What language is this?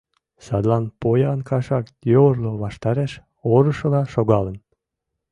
Mari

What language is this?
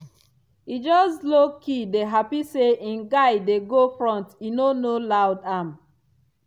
Nigerian Pidgin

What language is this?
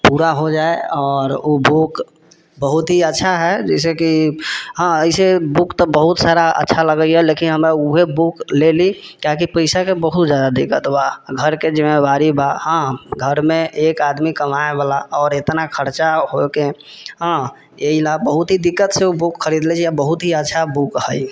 Maithili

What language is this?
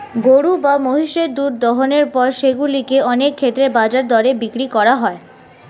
Bangla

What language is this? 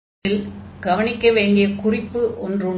Tamil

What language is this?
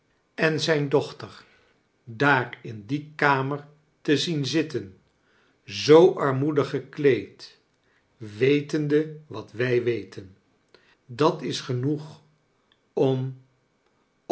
Dutch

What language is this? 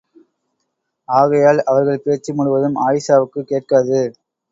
Tamil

